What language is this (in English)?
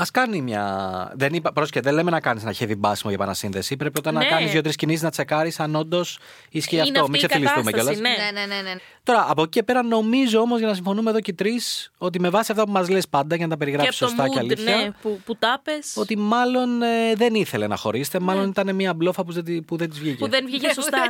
Greek